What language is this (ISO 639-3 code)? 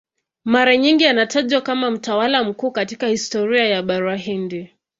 swa